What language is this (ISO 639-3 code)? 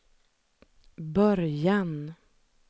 swe